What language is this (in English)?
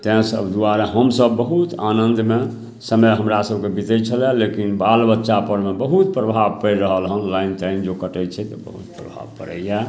Maithili